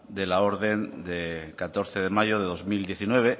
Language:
Spanish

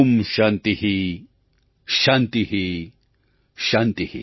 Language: Gujarati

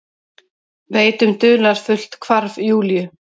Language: Icelandic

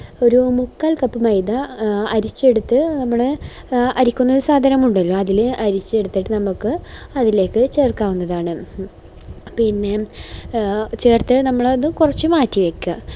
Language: Malayalam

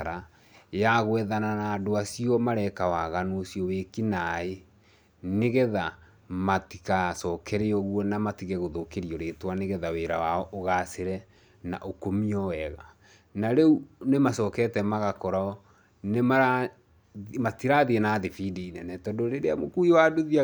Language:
Kikuyu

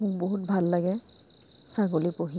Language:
Assamese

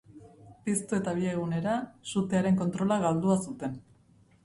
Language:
Basque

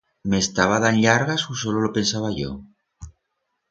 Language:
Aragonese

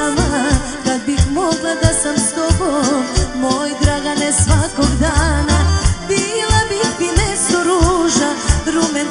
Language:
Romanian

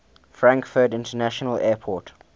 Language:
English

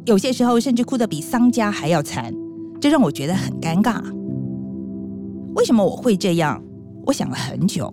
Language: Chinese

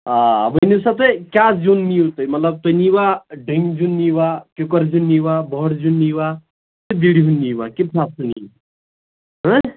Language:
Kashmiri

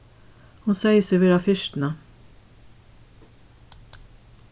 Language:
Faroese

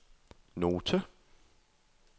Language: Danish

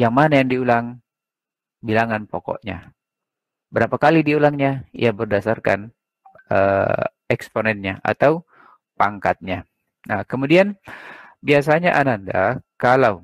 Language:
Indonesian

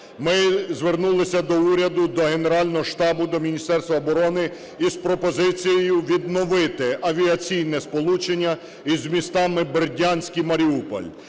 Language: Ukrainian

